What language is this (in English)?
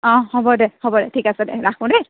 Assamese